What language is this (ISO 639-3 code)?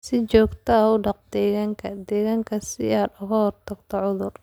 som